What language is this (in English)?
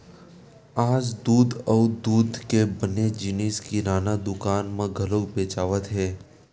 Chhattisgarhi